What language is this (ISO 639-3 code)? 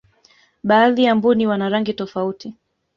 swa